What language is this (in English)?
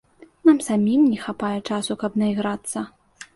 Belarusian